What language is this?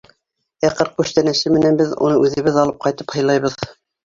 Bashkir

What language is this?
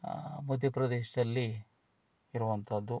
Kannada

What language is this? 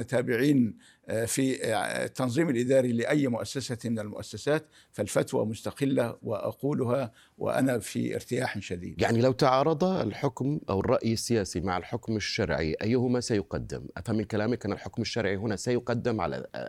Arabic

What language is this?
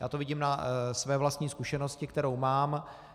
Czech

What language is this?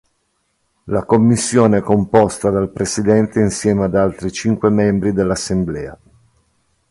Italian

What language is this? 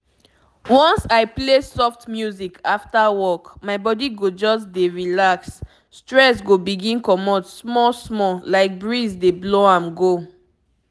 Nigerian Pidgin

